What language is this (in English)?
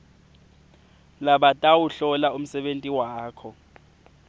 Swati